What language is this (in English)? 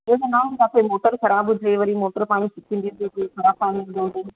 Sindhi